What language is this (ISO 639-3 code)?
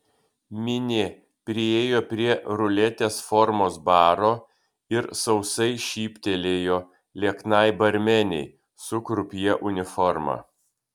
lit